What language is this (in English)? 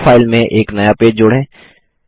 Hindi